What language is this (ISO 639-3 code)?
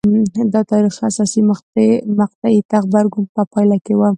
pus